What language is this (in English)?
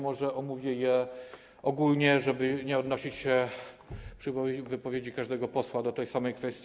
Polish